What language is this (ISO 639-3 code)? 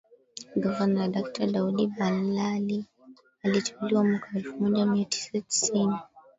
swa